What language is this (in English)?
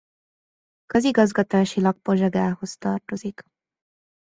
Hungarian